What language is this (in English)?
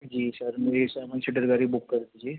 Urdu